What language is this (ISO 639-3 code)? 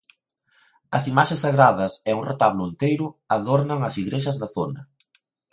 glg